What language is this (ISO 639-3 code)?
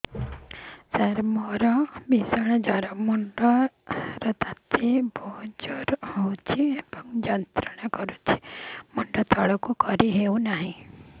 ori